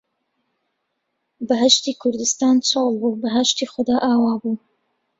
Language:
Central Kurdish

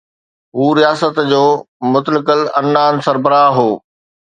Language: Sindhi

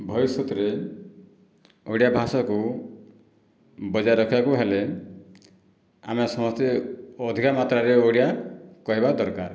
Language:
Odia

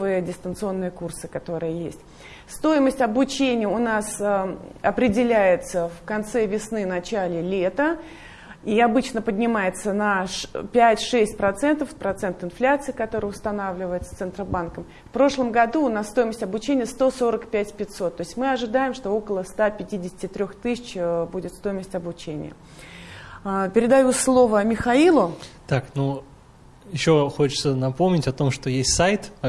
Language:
Russian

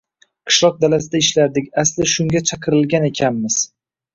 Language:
Uzbek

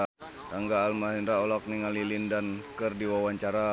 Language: Sundanese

